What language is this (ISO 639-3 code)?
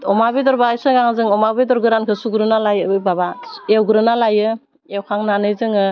brx